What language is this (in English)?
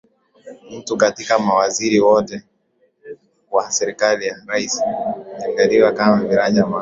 Swahili